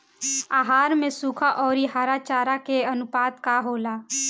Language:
Bhojpuri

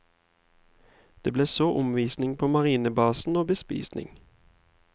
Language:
Norwegian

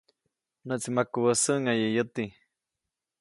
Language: Copainalá Zoque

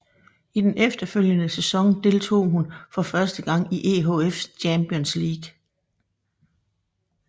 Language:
Danish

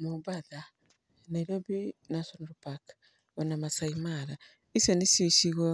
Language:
Kikuyu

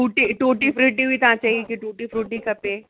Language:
Sindhi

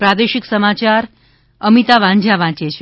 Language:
Gujarati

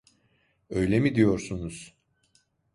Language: Turkish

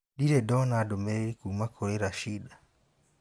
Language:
Kikuyu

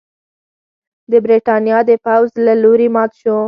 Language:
Pashto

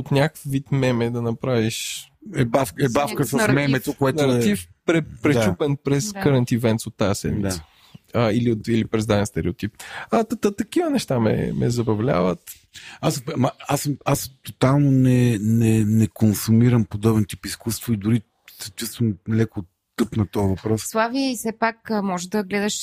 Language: Bulgarian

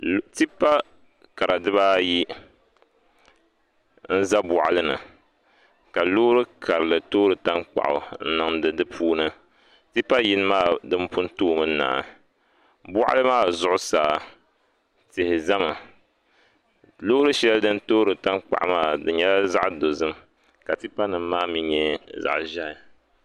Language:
Dagbani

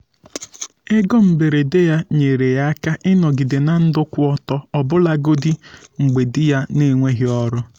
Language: Igbo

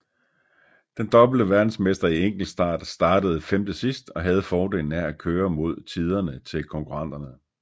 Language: Danish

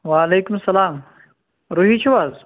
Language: Kashmiri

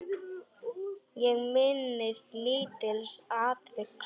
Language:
Icelandic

